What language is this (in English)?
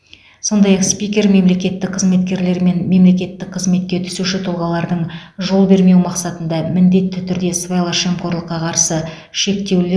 Kazakh